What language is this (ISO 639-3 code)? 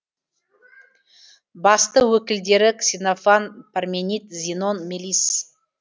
kaz